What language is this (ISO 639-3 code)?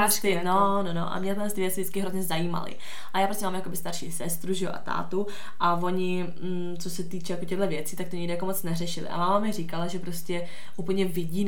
ces